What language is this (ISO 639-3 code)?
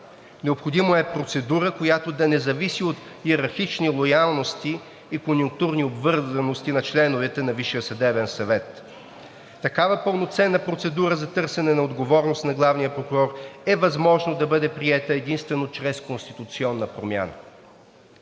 bul